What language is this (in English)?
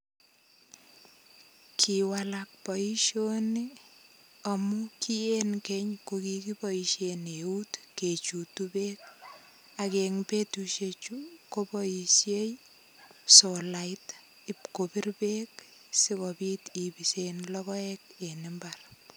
Kalenjin